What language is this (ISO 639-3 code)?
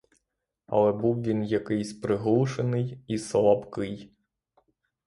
ukr